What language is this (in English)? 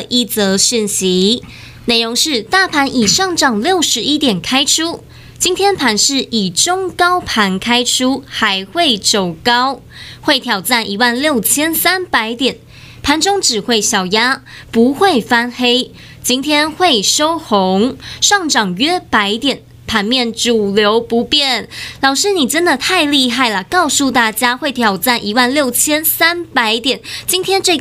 Chinese